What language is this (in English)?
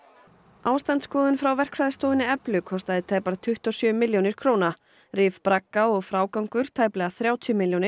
Icelandic